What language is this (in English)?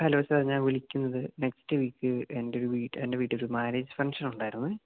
Malayalam